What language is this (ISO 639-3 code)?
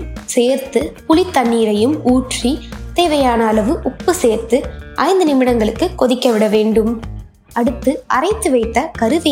tam